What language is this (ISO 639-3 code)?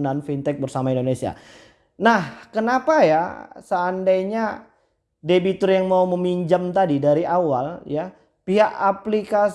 ind